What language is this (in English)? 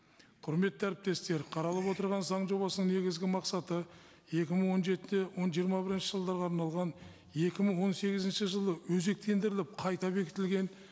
Kazakh